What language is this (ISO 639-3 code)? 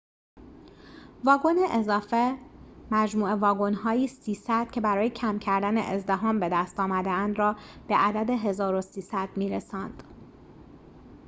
fas